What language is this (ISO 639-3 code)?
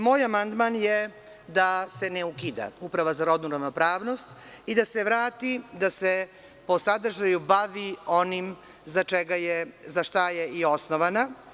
srp